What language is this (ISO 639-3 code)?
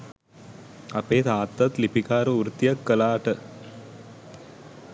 sin